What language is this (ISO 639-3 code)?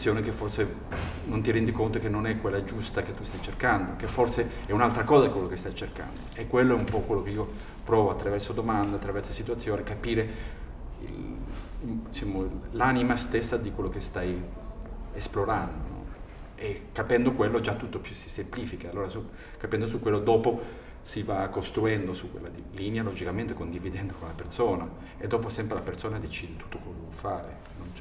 ita